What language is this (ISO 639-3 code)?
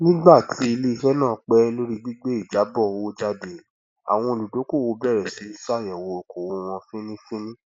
yor